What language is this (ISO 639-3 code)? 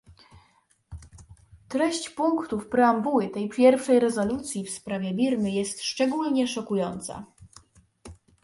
pol